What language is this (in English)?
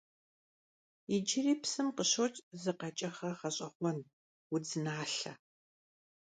Kabardian